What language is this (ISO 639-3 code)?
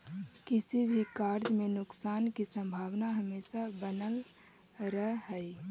mag